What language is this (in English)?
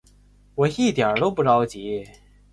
Chinese